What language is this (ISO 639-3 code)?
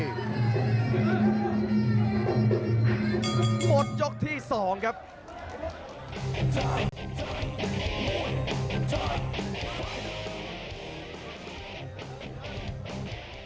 tha